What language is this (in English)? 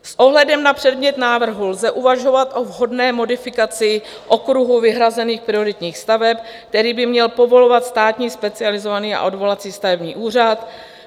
Czech